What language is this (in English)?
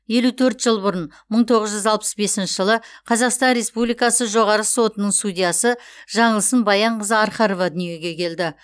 Kazakh